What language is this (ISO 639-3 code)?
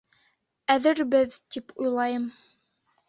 bak